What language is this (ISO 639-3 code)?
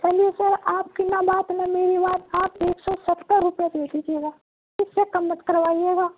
urd